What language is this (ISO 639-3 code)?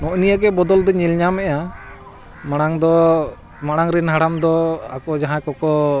sat